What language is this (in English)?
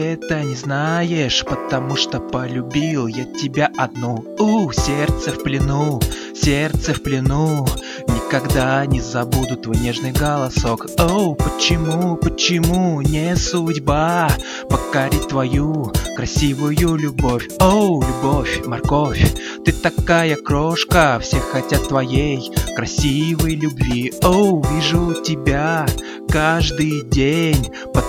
Russian